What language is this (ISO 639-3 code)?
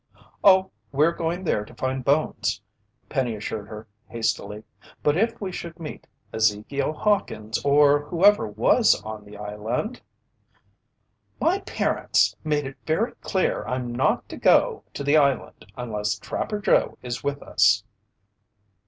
eng